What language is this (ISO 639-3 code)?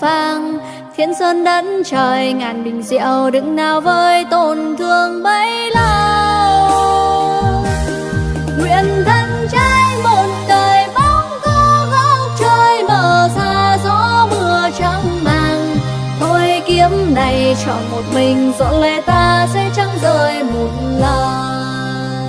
vie